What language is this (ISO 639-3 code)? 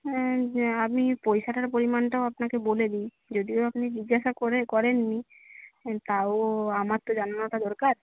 ben